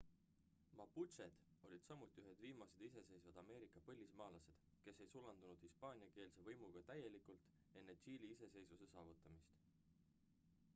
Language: Estonian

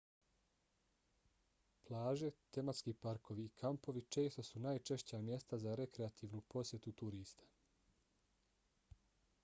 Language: Bosnian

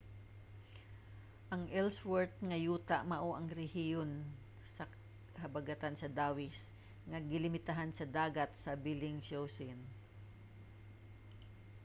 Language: Cebuano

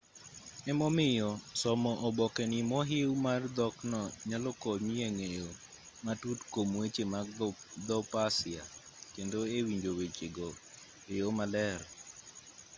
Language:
Luo (Kenya and Tanzania)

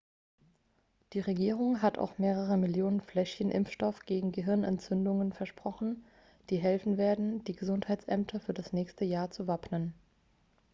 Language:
German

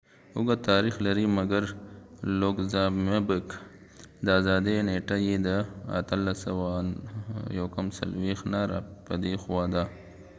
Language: Pashto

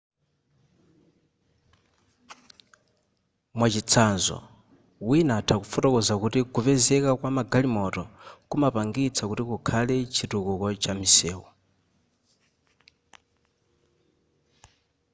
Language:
Nyanja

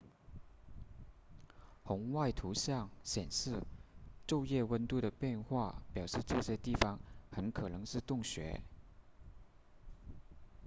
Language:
Chinese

